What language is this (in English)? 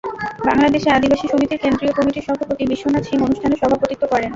Bangla